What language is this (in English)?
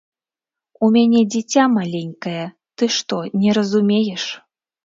Belarusian